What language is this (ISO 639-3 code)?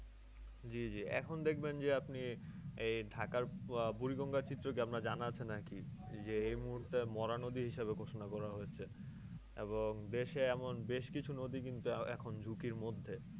ben